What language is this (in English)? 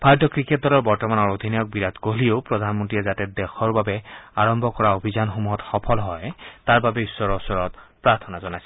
Assamese